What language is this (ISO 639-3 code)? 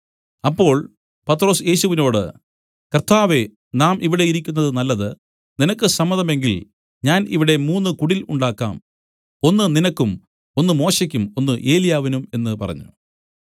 mal